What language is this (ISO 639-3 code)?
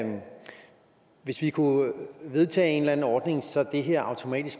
dan